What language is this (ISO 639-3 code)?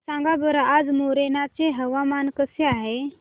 mar